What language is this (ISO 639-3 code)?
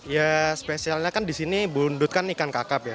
ind